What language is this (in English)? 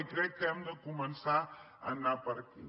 Catalan